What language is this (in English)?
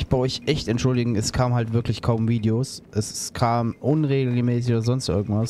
German